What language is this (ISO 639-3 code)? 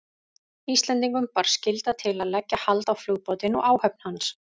isl